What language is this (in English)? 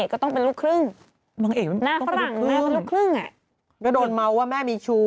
Thai